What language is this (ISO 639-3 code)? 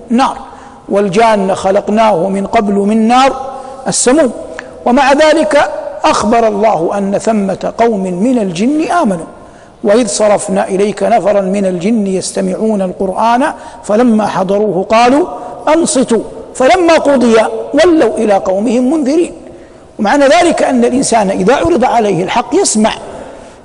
ara